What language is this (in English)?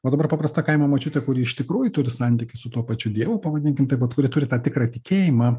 Lithuanian